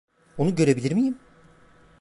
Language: Turkish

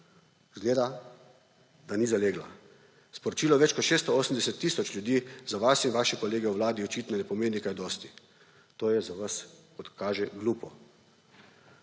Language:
Slovenian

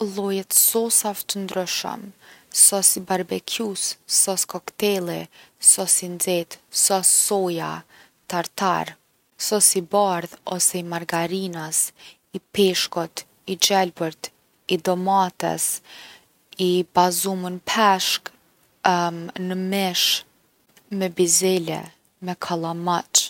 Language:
Gheg Albanian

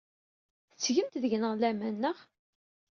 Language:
Kabyle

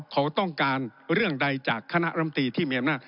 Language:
Thai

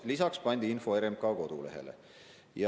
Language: Estonian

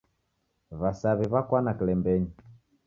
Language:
Taita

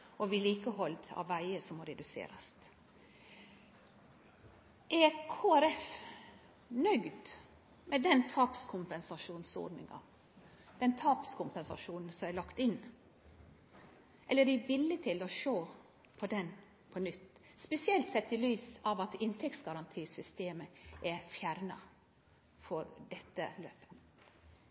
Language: Norwegian Nynorsk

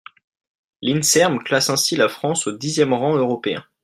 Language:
French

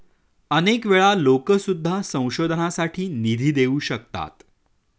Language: Marathi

